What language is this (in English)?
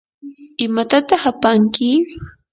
Yanahuanca Pasco Quechua